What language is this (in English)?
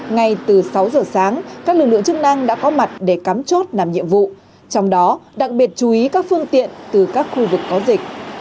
Vietnamese